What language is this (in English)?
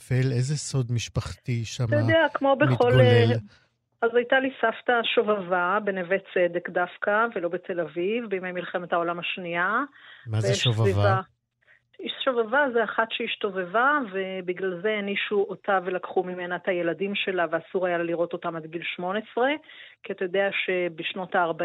Hebrew